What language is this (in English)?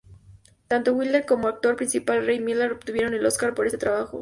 Spanish